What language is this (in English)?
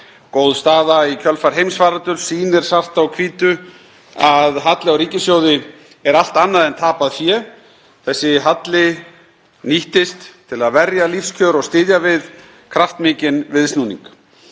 Icelandic